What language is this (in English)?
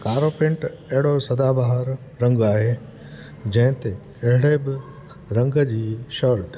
Sindhi